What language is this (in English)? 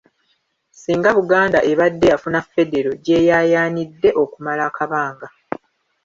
Ganda